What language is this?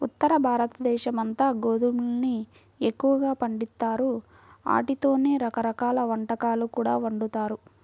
Telugu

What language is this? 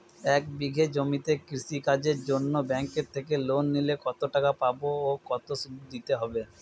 Bangla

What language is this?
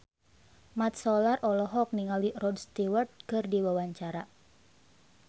Sundanese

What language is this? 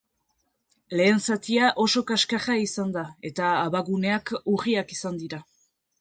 Basque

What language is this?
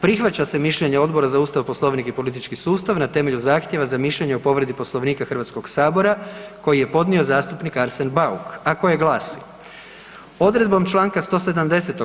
Croatian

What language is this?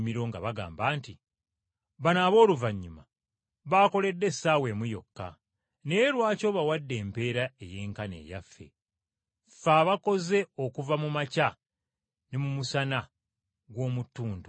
Ganda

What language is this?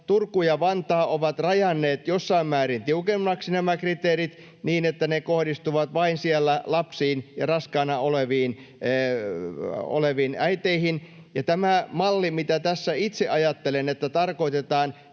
Finnish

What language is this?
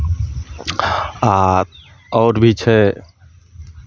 Maithili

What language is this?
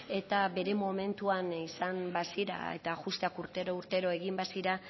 Basque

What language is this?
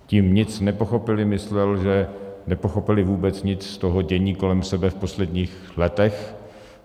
Czech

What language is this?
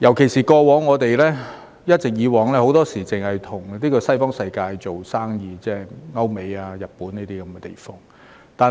Cantonese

